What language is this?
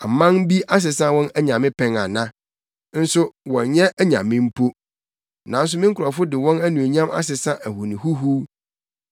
Akan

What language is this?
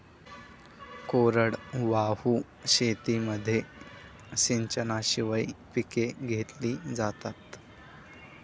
Marathi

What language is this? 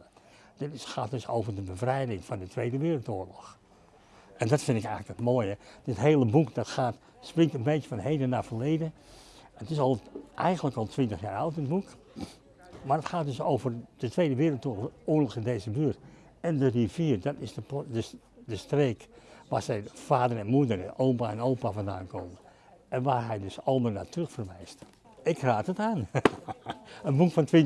Dutch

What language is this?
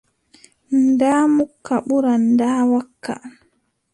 Adamawa Fulfulde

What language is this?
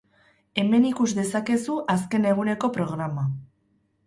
Basque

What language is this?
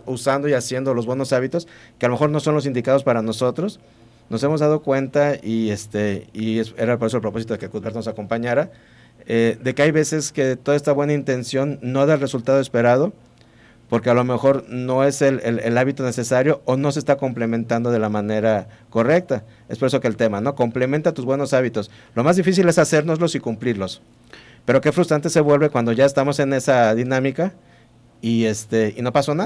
Spanish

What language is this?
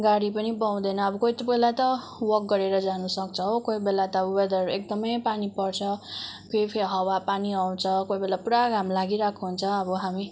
Nepali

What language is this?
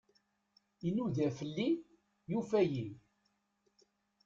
Kabyle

